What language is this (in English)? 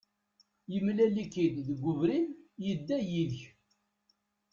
Kabyle